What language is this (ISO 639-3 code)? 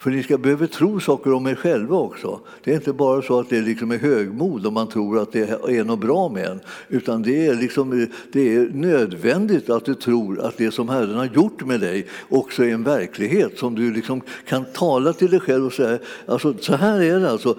swe